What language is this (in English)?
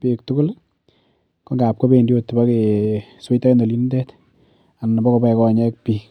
Kalenjin